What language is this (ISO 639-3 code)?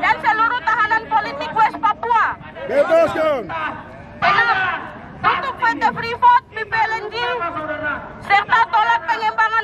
ind